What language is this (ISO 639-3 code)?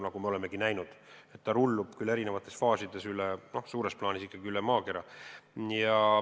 est